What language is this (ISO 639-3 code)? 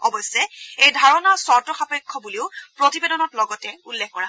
asm